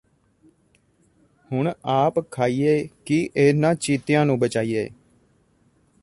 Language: Punjabi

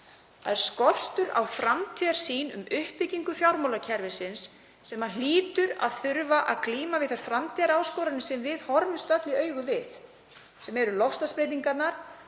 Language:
Icelandic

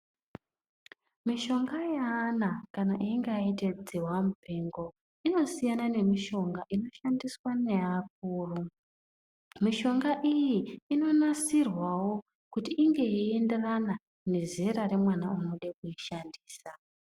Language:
Ndau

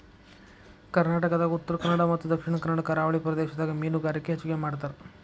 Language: Kannada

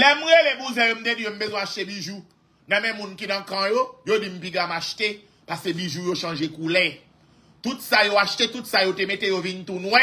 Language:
French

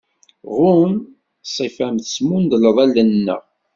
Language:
Kabyle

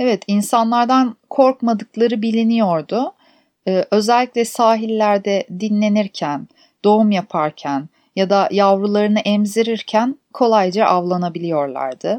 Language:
Turkish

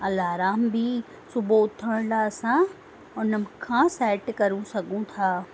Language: Sindhi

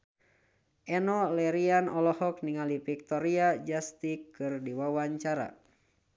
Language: Sundanese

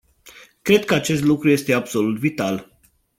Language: Romanian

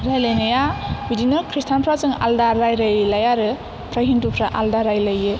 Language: Bodo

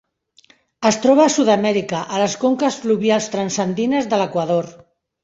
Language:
Catalan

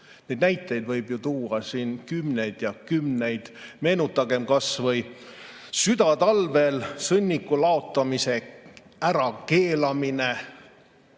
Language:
Estonian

